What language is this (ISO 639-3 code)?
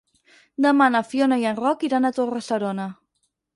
cat